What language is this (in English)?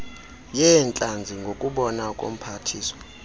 Xhosa